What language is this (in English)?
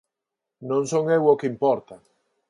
Galician